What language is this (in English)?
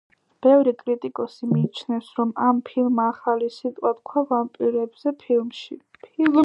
Georgian